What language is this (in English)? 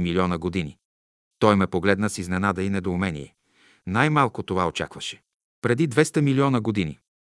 Bulgarian